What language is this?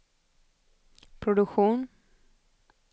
Swedish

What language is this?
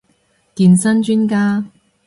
Cantonese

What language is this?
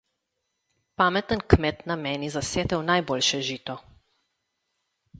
Slovenian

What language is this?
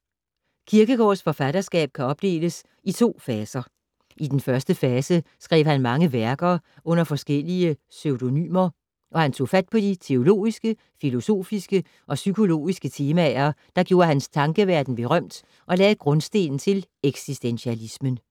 Danish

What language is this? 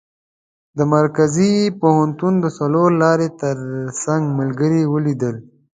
Pashto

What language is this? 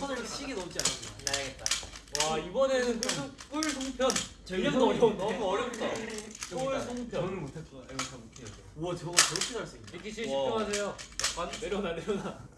Korean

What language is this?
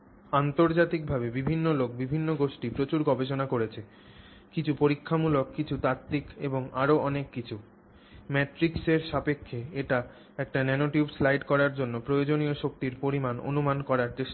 Bangla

